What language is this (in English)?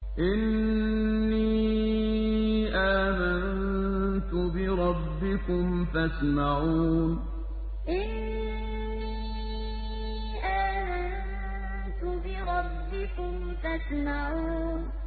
Arabic